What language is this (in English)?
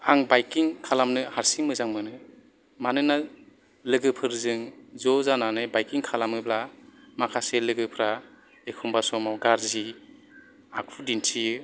Bodo